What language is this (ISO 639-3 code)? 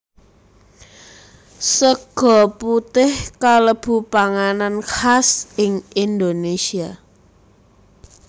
jav